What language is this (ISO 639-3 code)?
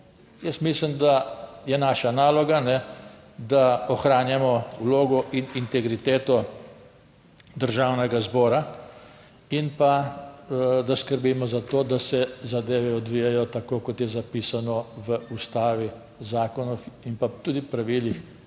slv